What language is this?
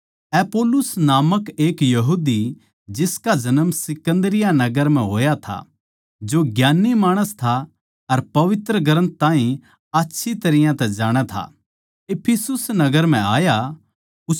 Haryanvi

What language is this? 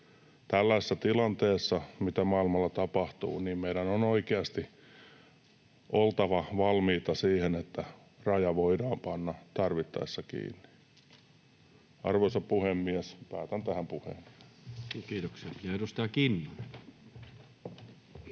Finnish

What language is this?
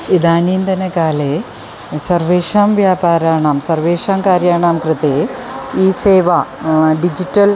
Sanskrit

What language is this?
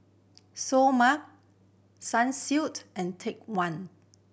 English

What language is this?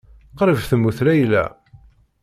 Kabyle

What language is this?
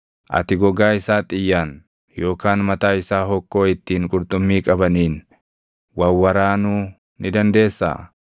Oromo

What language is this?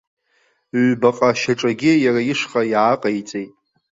Abkhazian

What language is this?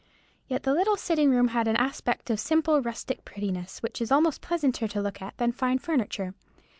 English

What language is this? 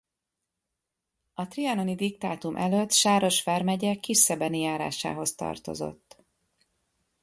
Hungarian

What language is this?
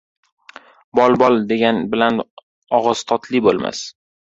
Uzbek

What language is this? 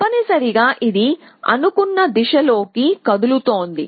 Telugu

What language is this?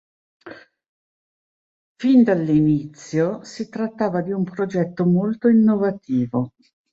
Italian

